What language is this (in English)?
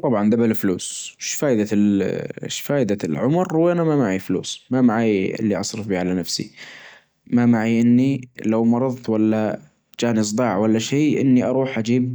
Najdi Arabic